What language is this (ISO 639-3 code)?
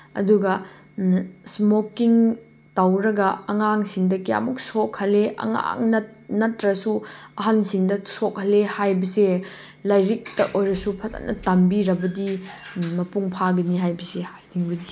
mni